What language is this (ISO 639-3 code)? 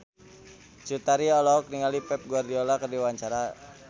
sun